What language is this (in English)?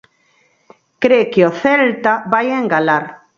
Galician